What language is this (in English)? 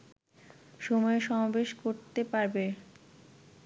Bangla